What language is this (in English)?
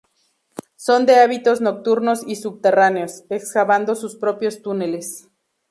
Spanish